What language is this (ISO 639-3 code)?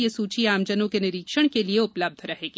hin